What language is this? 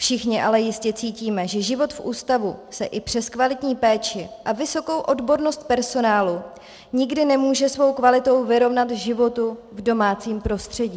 Czech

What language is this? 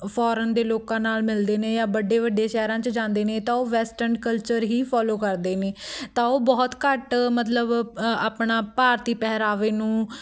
Punjabi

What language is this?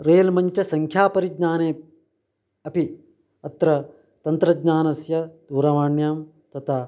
Sanskrit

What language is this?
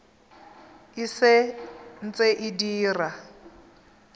Tswana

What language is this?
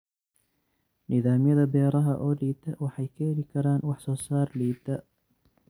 Somali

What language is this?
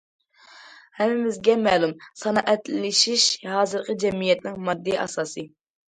Uyghur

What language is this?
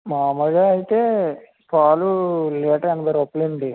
Telugu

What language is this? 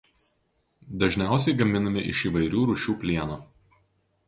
Lithuanian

